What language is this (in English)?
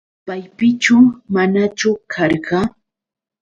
Yauyos Quechua